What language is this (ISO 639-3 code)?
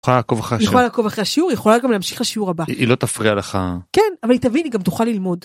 heb